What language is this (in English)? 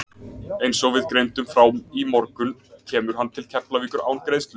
Icelandic